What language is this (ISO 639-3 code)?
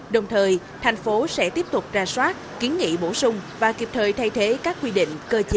vie